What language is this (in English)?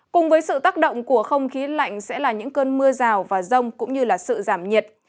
Vietnamese